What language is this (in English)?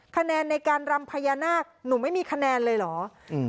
Thai